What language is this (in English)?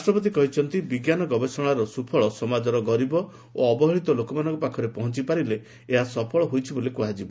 Odia